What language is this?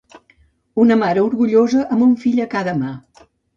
Catalan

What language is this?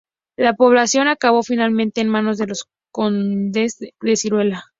Spanish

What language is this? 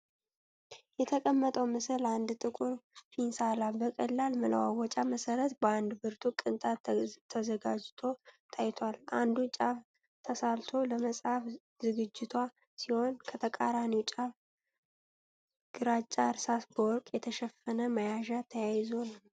Amharic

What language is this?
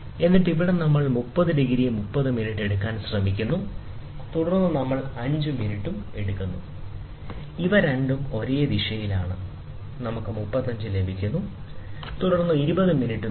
Malayalam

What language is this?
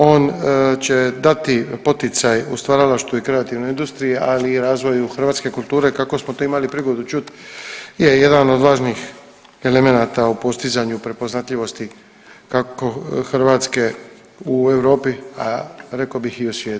Croatian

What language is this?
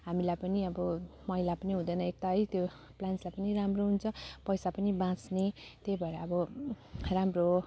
Nepali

